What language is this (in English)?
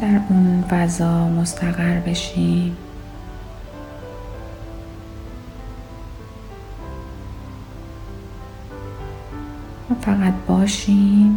Persian